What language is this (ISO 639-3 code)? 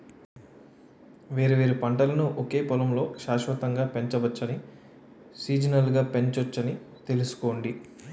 tel